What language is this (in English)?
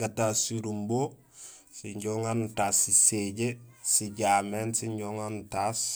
Gusilay